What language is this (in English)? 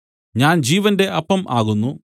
Malayalam